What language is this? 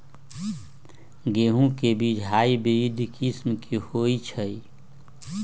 Magahi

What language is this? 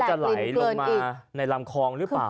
Thai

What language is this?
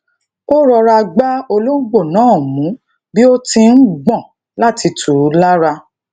Yoruba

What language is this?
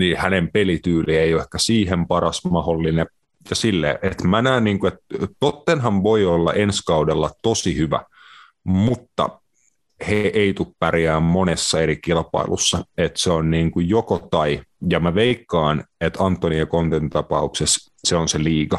Finnish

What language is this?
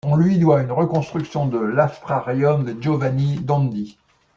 French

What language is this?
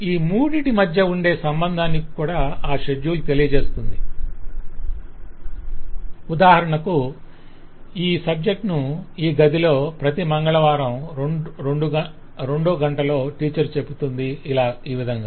Telugu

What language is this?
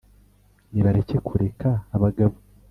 Kinyarwanda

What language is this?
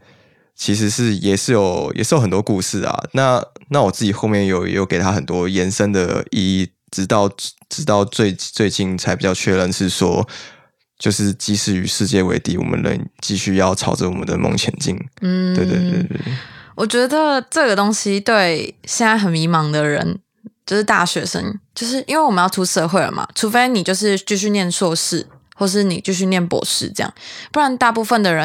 Chinese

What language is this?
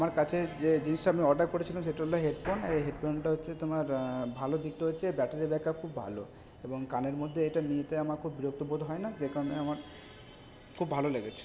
Bangla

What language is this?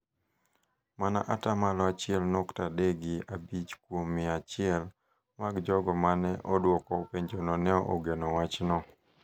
Luo (Kenya and Tanzania)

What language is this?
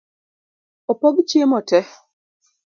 Luo (Kenya and Tanzania)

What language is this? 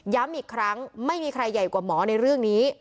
Thai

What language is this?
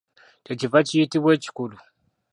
Ganda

